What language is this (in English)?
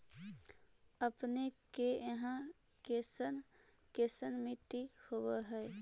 Magahi